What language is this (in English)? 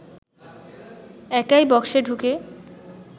Bangla